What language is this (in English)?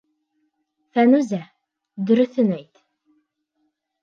Bashkir